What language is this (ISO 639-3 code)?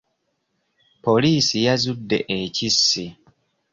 lug